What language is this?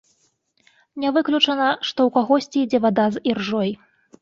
Belarusian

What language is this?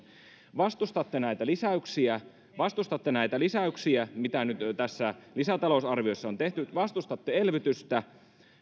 Finnish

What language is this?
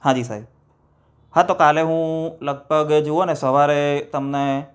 Gujarati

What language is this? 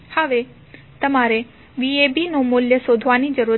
Gujarati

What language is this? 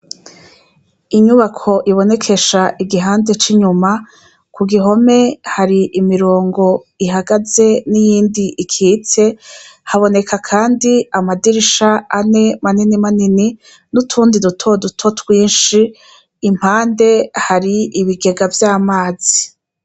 Rundi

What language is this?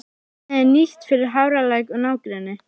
Icelandic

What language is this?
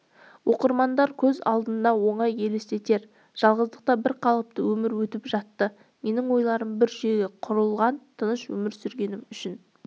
Kazakh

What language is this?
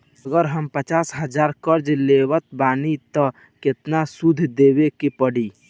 Bhojpuri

